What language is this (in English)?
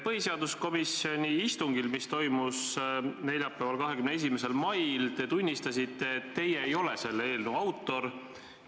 Estonian